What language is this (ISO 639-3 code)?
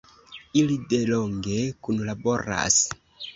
epo